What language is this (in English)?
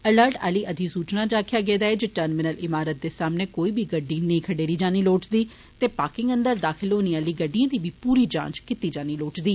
Dogri